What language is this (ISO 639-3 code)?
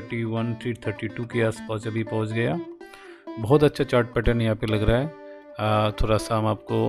hin